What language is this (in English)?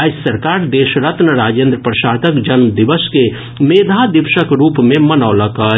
Maithili